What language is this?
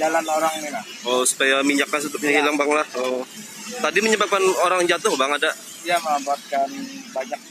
Indonesian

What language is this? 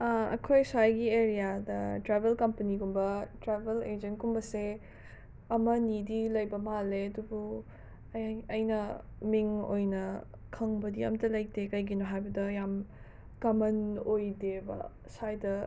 Manipuri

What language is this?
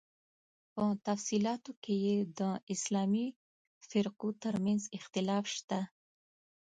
Pashto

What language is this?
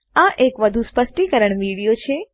Gujarati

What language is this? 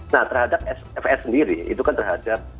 Indonesian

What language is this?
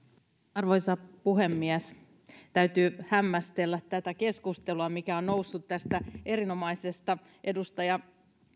Finnish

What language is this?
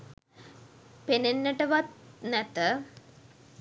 Sinhala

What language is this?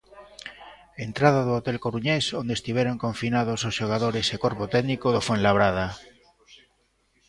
Galician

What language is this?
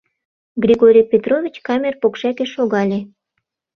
Mari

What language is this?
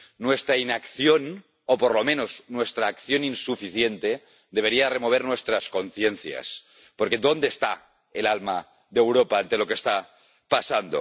Spanish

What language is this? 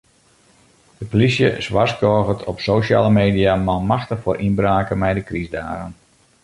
Western Frisian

